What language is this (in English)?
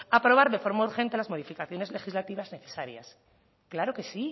Spanish